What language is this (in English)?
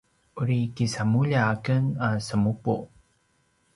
Paiwan